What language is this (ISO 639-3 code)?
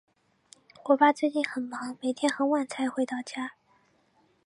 zho